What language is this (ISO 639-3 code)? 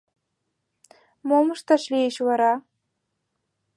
chm